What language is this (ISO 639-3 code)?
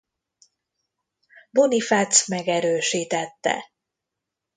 hun